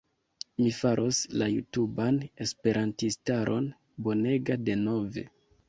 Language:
Esperanto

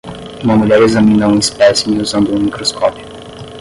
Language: Portuguese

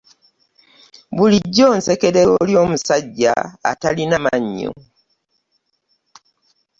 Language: Ganda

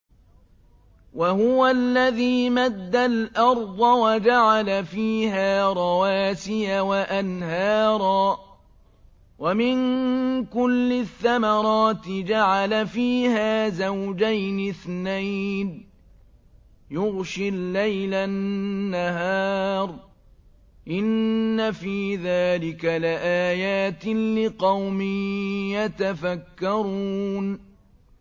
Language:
Arabic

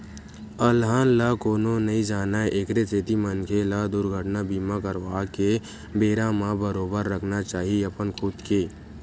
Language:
Chhattisgarhi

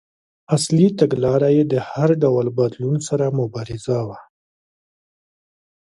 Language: Pashto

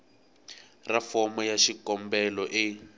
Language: Tsonga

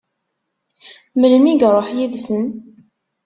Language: Kabyle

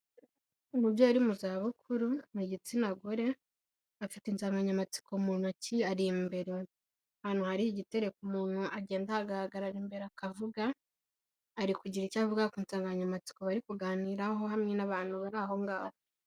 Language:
Kinyarwanda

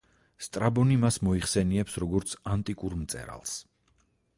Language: Georgian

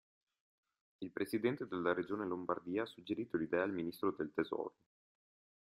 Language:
Italian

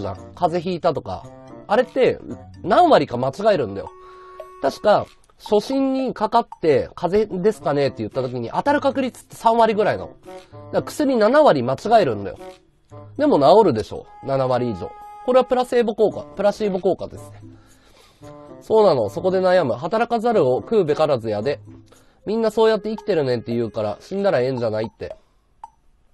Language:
Japanese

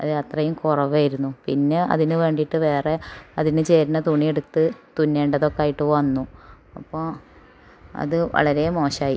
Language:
Malayalam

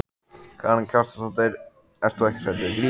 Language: Icelandic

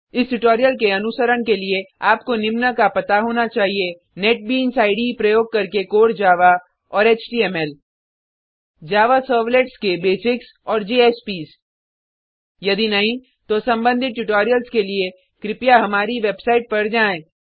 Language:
Hindi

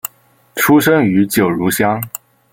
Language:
Chinese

